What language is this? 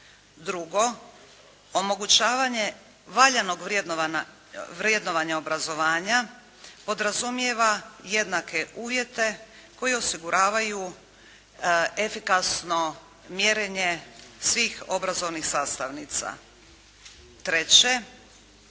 Croatian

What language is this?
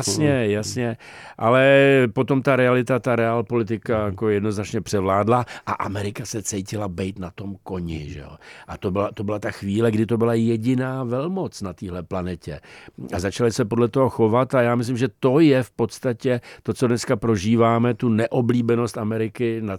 Czech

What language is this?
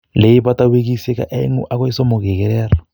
Kalenjin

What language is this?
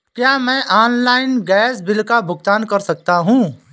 Hindi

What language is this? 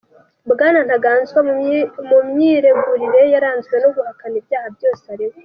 Kinyarwanda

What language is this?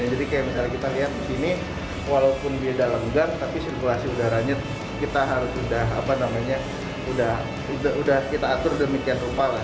Indonesian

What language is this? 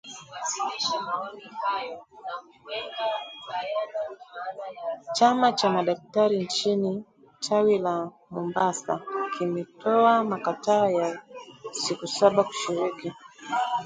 Swahili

